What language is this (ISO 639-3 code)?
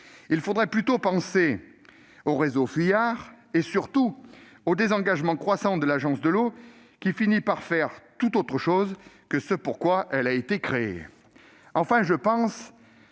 fra